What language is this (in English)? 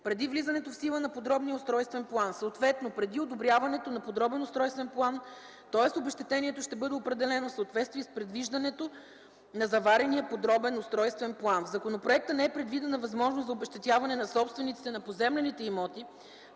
Bulgarian